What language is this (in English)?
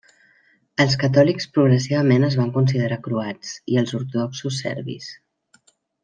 Catalan